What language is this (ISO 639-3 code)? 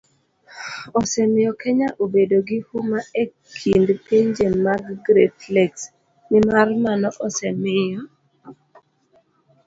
luo